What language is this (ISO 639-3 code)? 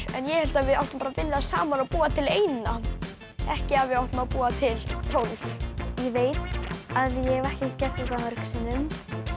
isl